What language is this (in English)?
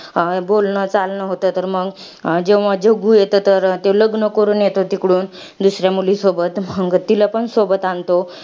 Marathi